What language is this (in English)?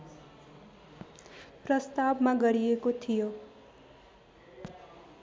Nepali